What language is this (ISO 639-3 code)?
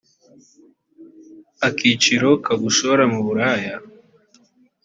kin